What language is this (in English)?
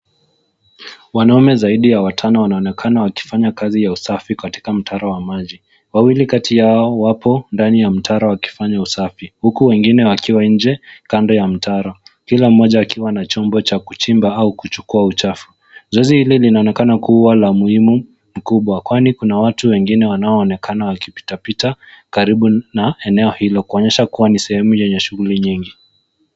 Swahili